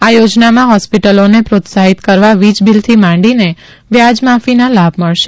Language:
Gujarati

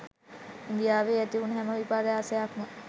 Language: Sinhala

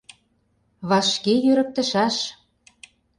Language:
Mari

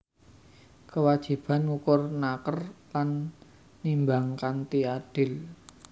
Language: Javanese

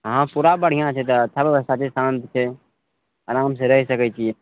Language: Maithili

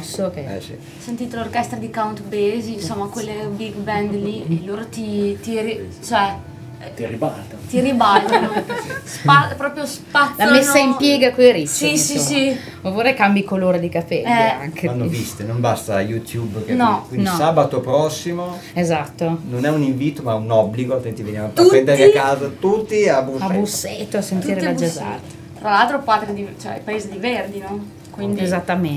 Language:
Italian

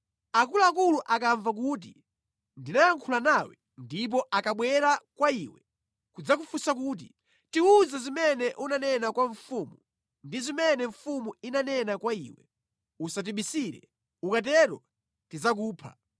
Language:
Nyanja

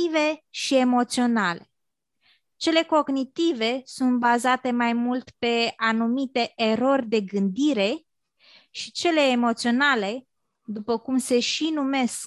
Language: Romanian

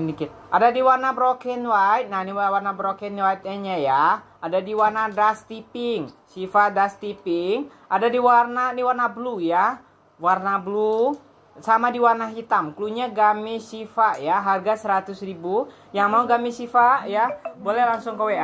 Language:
Indonesian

